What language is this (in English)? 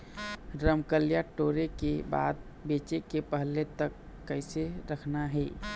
Chhattisgarhi